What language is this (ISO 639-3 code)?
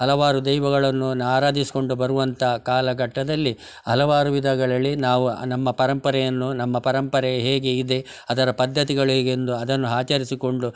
kan